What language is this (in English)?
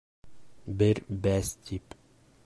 Bashkir